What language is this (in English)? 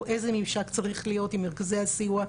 Hebrew